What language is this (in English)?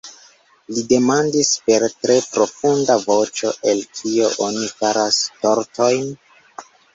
Esperanto